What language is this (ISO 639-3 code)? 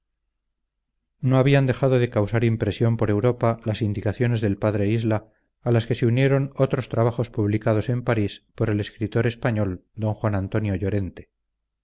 spa